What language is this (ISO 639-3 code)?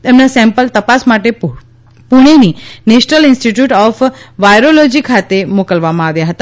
guj